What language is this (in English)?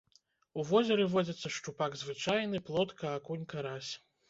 Belarusian